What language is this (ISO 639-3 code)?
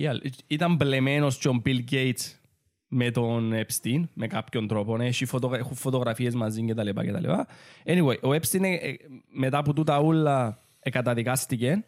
ell